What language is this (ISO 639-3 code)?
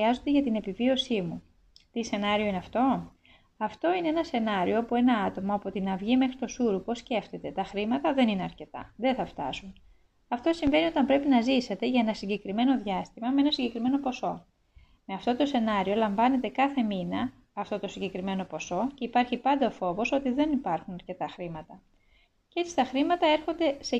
ell